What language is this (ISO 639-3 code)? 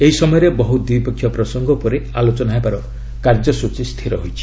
ori